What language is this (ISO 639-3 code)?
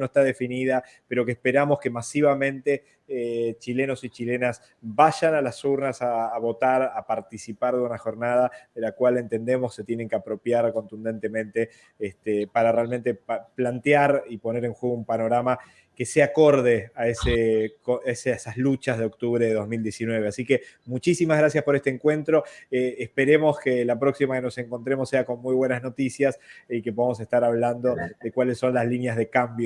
spa